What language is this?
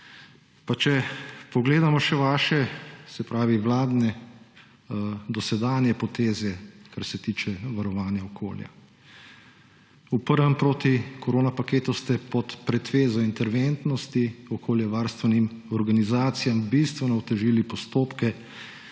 Slovenian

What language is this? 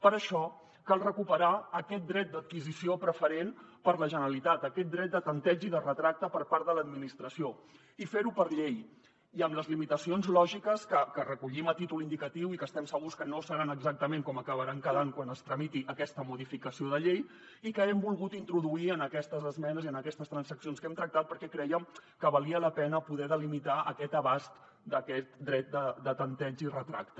Catalan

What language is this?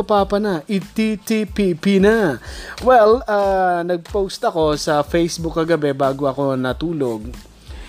Filipino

